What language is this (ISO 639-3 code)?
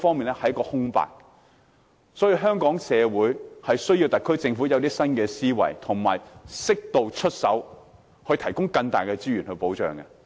yue